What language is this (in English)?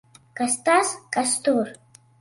Latvian